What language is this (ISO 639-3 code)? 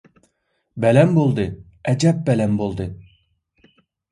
uig